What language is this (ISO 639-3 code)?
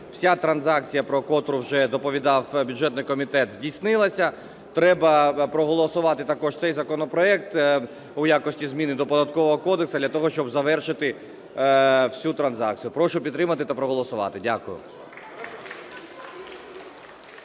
ukr